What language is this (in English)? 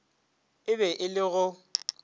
Northern Sotho